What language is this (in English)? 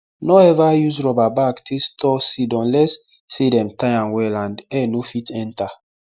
Nigerian Pidgin